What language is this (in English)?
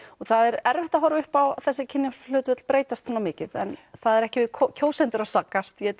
Icelandic